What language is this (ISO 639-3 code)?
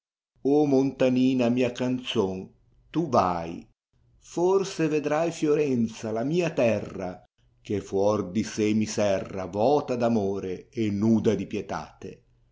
ita